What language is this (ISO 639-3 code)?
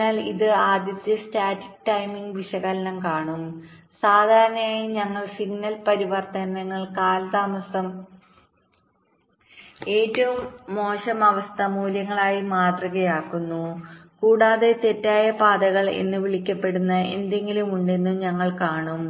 mal